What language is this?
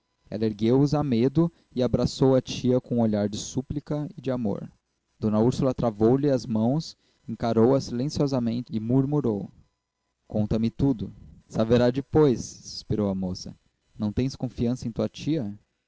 Portuguese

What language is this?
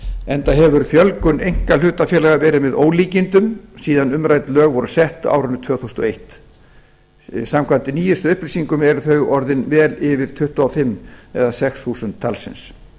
Icelandic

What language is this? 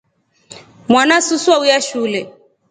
Rombo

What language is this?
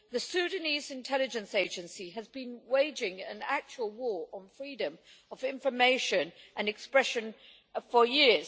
English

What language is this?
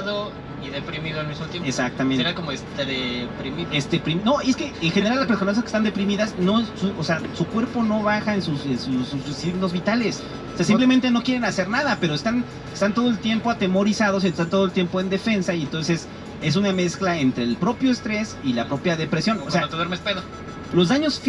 Spanish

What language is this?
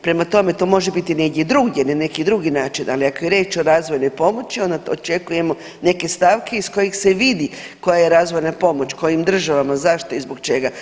Croatian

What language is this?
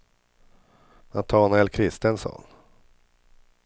Swedish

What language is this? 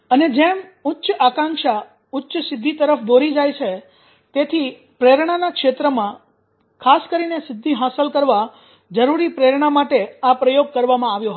Gujarati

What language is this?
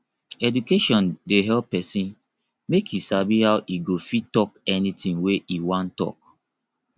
Nigerian Pidgin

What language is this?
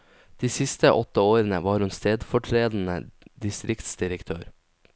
Norwegian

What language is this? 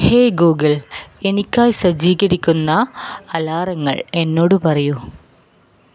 Malayalam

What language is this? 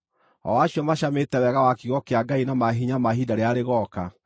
Kikuyu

